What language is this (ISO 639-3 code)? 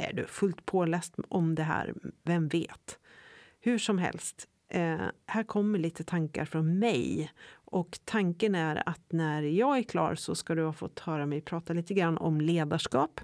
swe